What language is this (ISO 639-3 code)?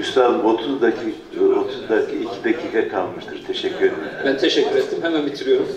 tur